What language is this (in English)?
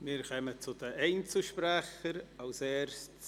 Swiss German